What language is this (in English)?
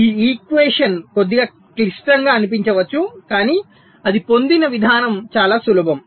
Telugu